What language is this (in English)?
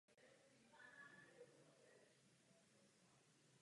Czech